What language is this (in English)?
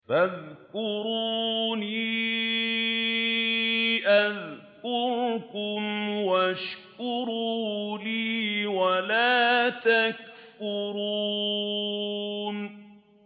Arabic